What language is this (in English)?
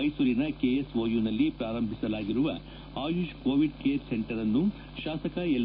Kannada